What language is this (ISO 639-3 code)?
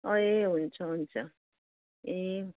nep